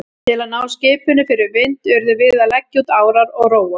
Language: Icelandic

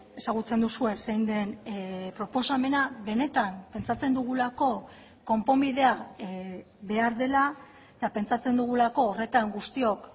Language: Basque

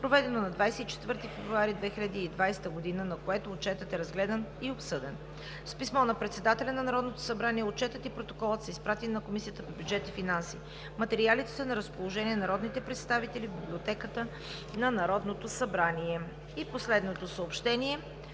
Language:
Bulgarian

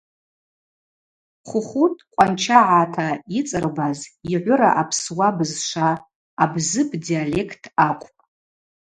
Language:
Abaza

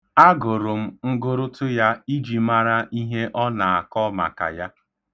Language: Igbo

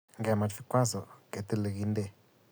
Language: Kalenjin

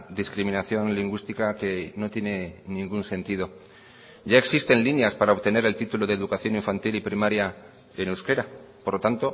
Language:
Spanish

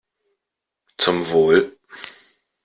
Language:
German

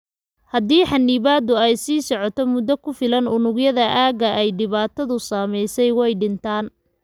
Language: Somali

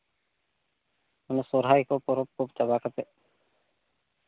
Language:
Santali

